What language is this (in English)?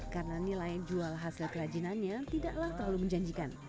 Indonesian